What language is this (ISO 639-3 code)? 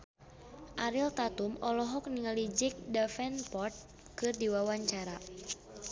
sun